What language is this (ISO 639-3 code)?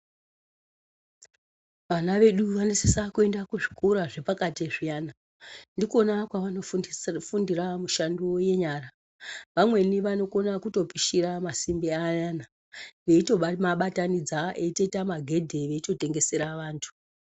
ndc